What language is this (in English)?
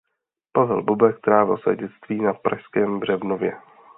Czech